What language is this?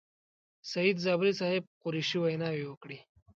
Pashto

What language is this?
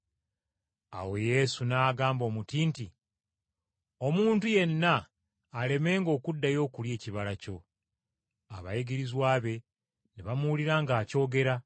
Ganda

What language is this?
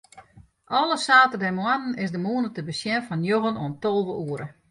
Western Frisian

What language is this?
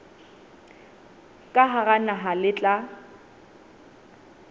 Southern Sotho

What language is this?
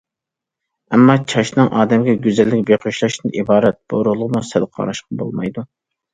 Uyghur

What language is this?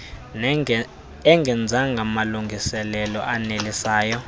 Xhosa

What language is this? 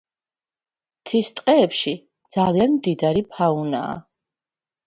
Georgian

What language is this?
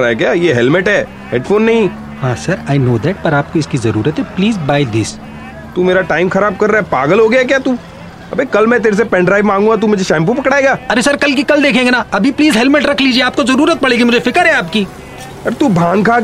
Hindi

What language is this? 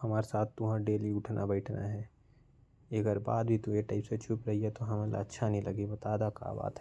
Korwa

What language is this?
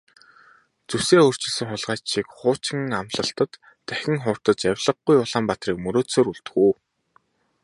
Mongolian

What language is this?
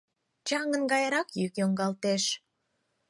Mari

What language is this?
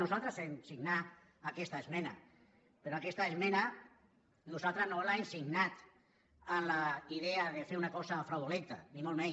Catalan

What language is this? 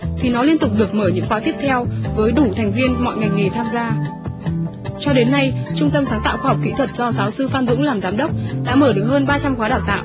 Vietnamese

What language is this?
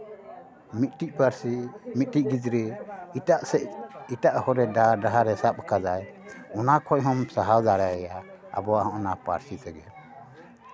Santali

